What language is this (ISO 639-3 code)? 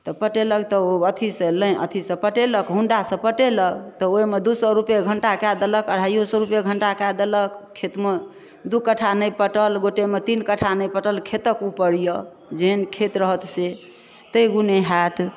mai